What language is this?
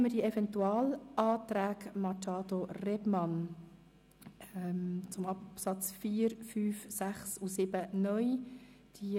Swiss German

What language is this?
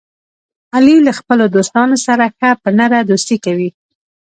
Pashto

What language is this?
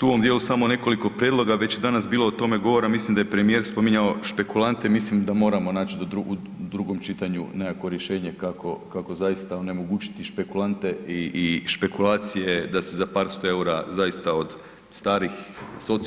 Croatian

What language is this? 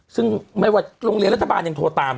Thai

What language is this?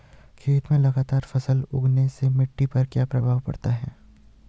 Hindi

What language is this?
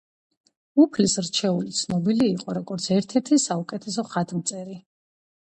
Georgian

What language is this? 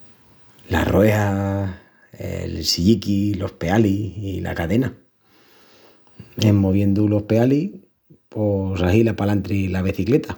Extremaduran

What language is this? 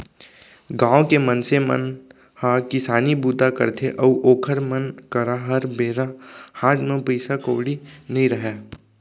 Chhattisgarhi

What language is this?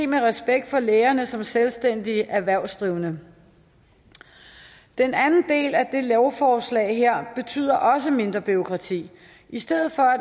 Danish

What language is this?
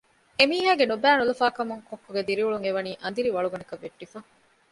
Divehi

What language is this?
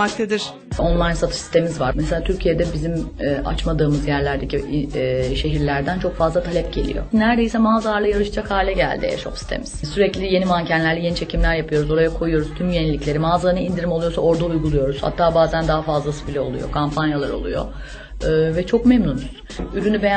Turkish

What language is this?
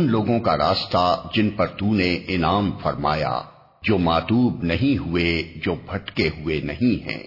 Urdu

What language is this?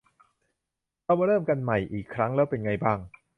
Thai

